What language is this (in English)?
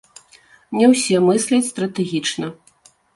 Belarusian